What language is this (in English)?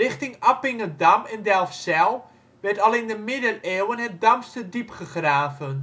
Dutch